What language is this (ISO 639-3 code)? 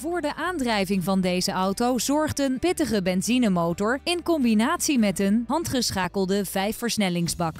nld